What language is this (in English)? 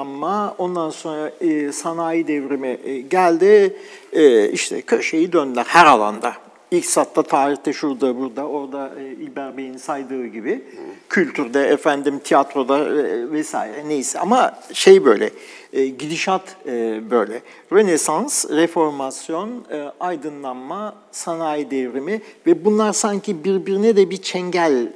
Turkish